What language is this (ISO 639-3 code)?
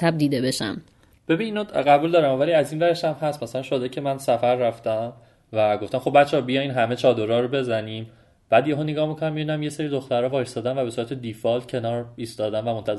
fas